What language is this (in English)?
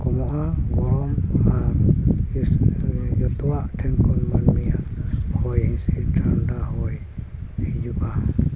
Santali